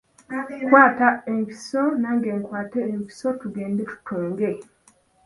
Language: Ganda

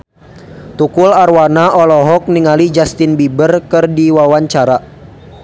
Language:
Sundanese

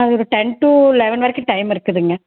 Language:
Tamil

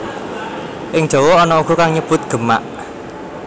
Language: Javanese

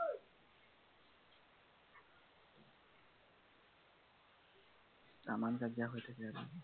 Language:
Assamese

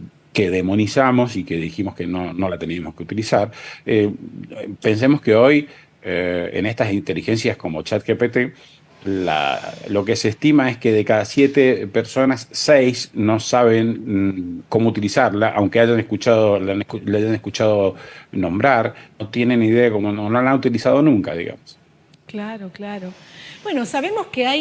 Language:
Spanish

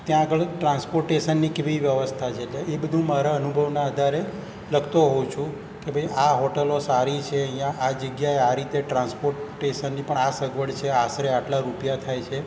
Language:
Gujarati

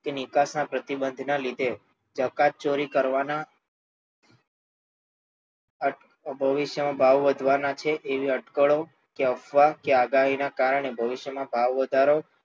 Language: Gujarati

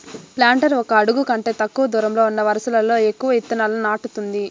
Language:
Telugu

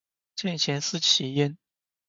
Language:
Chinese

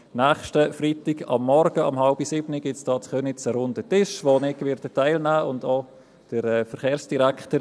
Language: Swiss German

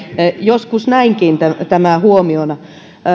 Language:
Finnish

